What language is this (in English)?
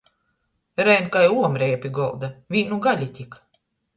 Latgalian